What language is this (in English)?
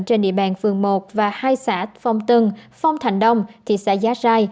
Vietnamese